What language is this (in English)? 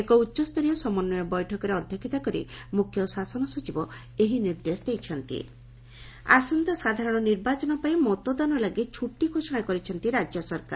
Odia